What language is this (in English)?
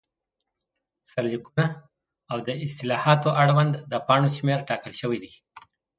Pashto